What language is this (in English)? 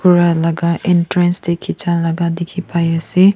Naga Pidgin